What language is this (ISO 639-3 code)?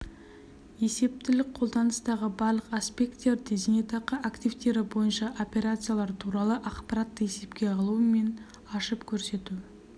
kaz